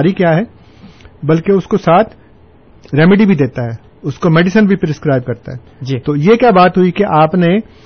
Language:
Urdu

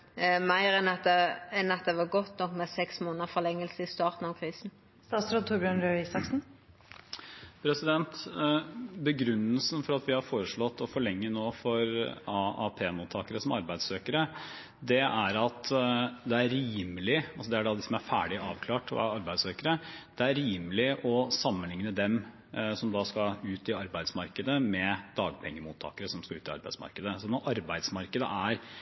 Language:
Norwegian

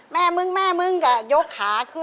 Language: Thai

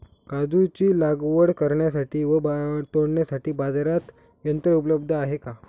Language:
Marathi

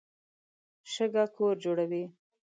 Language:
Pashto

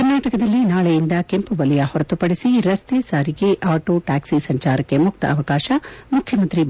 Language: Kannada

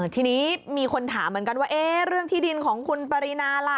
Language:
Thai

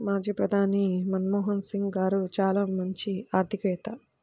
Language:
Telugu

